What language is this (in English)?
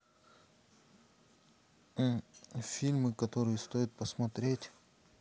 Russian